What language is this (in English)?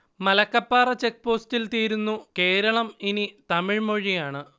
Malayalam